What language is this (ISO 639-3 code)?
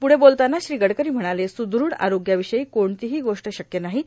mar